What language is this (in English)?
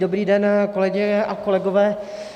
Czech